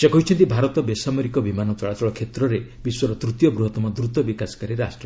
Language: Odia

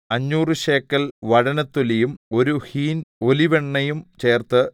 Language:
Malayalam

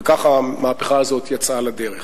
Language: Hebrew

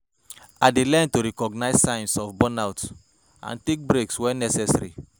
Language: Nigerian Pidgin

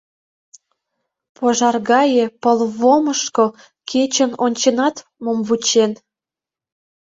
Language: Mari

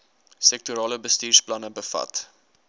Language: Afrikaans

